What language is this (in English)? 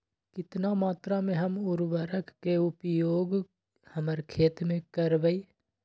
Magahi